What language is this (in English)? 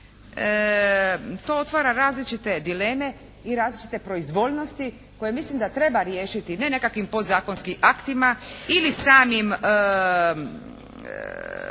Croatian